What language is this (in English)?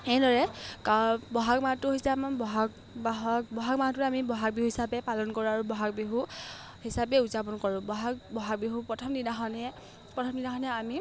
Assamese